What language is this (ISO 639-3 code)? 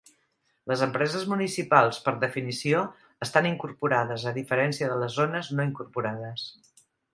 cat